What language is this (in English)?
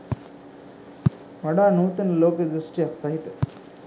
Sinhala